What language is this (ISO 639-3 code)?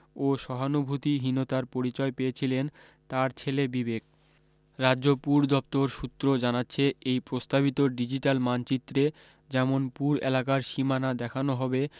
ben